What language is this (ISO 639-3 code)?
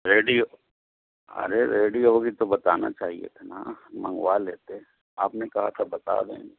urd